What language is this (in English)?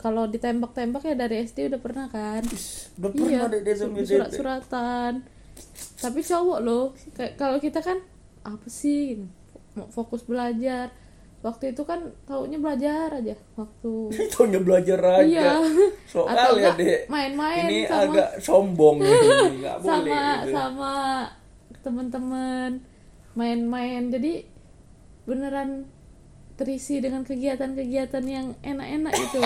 Indonesian